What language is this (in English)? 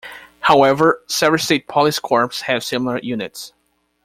English